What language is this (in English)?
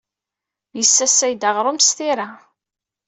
Kabyle